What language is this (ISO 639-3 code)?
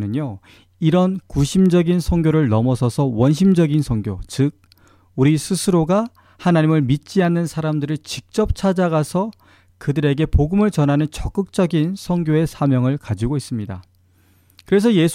kor